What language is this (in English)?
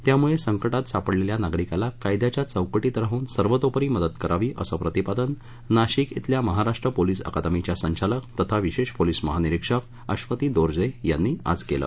Marathi